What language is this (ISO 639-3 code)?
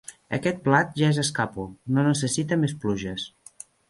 cat